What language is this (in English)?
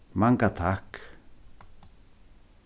Faroese